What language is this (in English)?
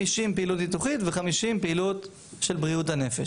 Hebrew